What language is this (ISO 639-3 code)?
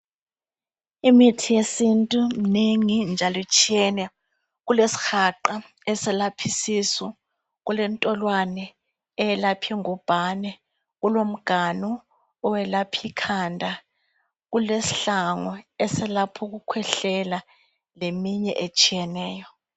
nde